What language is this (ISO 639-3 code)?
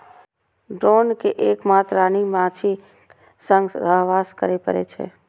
mai